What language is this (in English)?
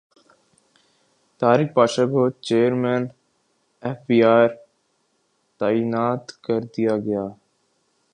Urdu